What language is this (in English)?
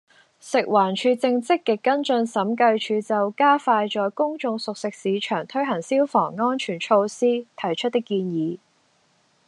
Cantonese